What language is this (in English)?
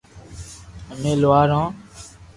Loarki